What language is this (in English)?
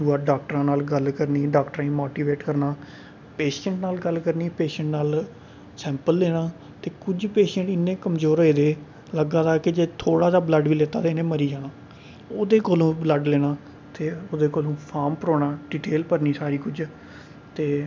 Dogri